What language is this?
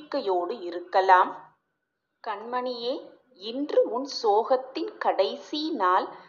Tamil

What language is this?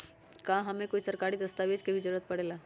Magahi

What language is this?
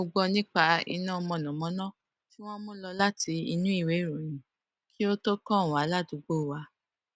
Yoruba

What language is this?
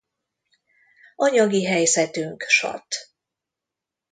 Hungarian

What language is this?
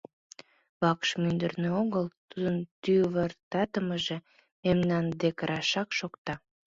Mari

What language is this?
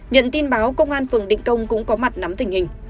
Vietnamese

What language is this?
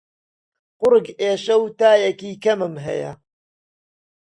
Central Kurdish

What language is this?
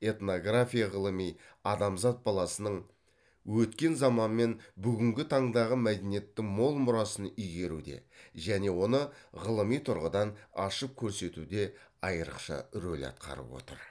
Kazakh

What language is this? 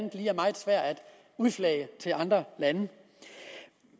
Danish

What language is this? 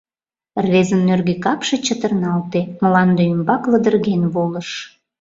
Mari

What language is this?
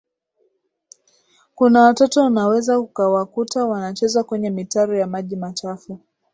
Swahili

